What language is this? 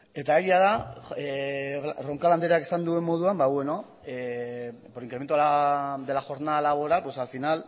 Basque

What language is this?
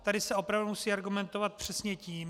Czech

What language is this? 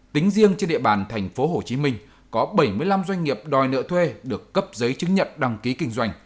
Vietnamese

